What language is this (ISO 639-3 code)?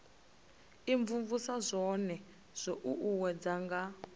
ven